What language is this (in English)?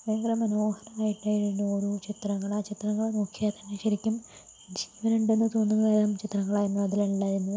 Malayalam